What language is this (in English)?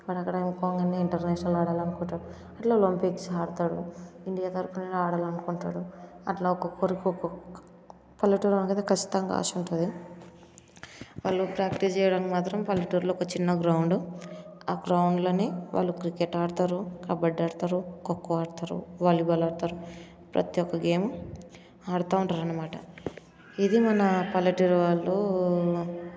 Telugu